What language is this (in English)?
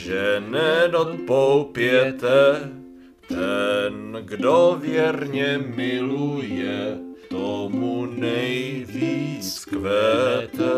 Czech